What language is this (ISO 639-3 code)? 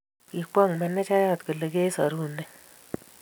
kln